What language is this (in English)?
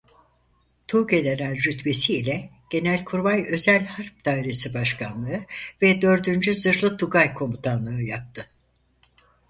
Turkish